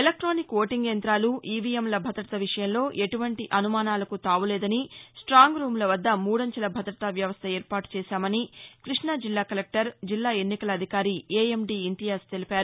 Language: Telugu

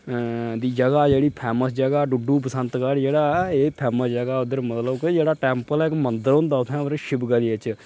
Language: Dogri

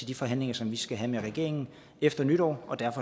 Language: Danish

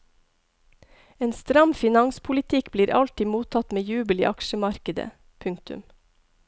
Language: Norwegian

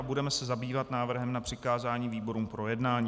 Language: Czech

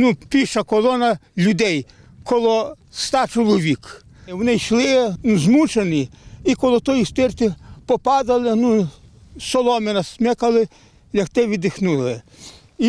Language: Ukrainian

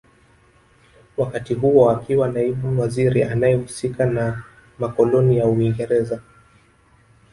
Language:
Swahili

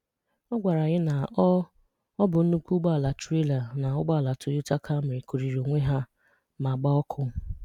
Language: Igbo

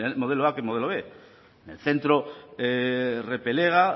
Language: Spanish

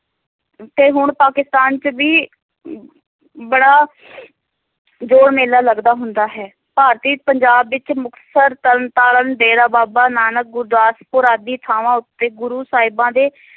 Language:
Punjabi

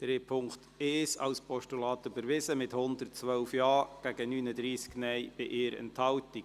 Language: Swiss German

